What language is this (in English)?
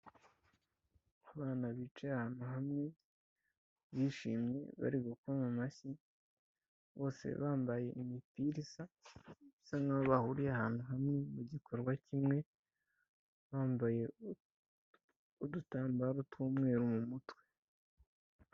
Kinyarwanda